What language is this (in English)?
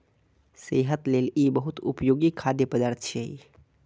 Maithili